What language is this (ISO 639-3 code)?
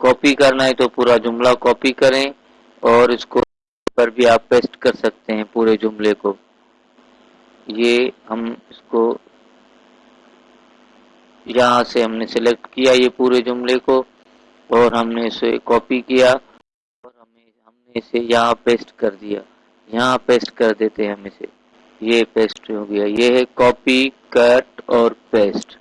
urd